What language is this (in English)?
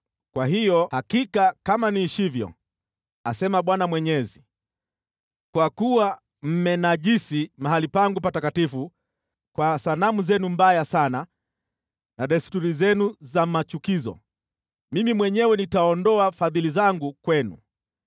Swahili